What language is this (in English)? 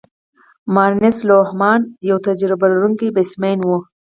Pashto